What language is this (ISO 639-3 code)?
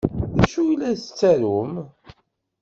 kab